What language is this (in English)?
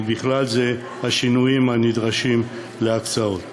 Hebrew